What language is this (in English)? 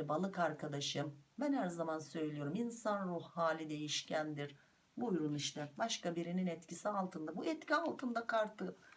Turkish